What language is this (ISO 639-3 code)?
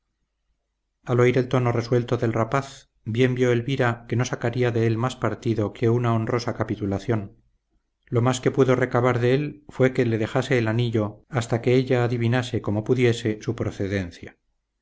spa